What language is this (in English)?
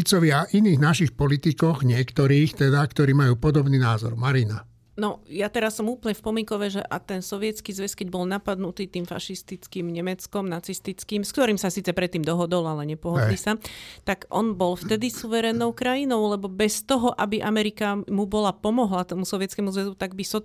Slovak